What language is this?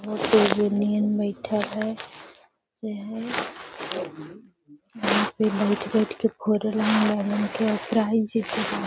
Magahi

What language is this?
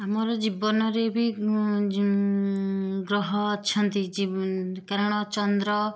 Odia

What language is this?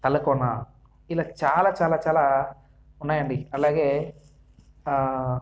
Telugu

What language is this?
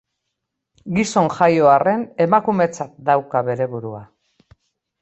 Basque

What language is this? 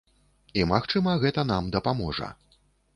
Belarusian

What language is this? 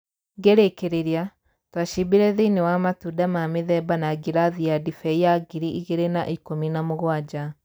Kikuyu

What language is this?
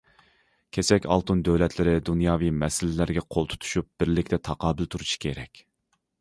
Uyghur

